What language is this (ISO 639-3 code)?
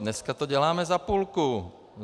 ces